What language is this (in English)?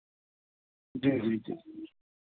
Urdu